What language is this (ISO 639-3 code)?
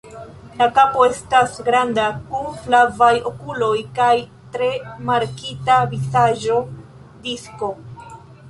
epo